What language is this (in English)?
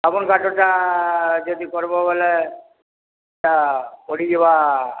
Odia